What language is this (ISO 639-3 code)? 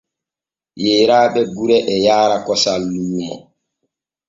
fue